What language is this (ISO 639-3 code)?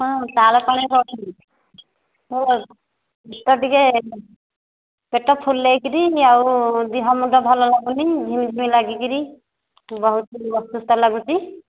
ori